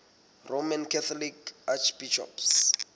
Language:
Southern Sotho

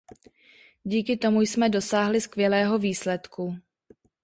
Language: Czech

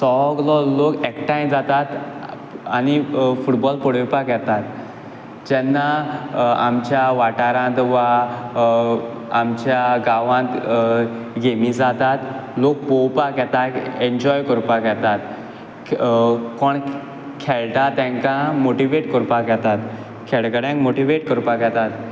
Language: Konkani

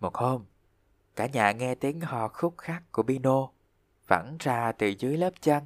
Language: Vietnamese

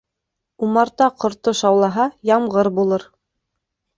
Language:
Bashkir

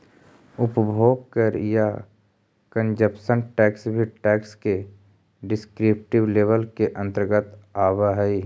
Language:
Magahi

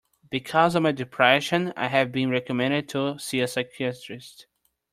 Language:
English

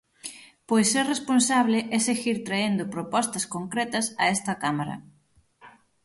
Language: Galician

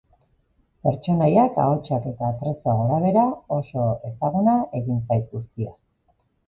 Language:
Basque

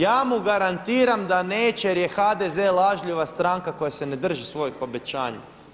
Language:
Croatian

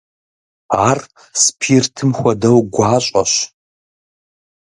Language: Kabardian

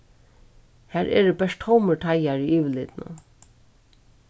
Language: Faroese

